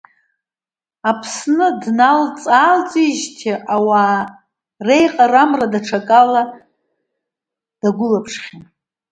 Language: Abkhazian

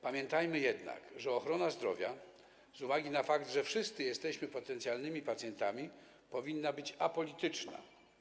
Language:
Polish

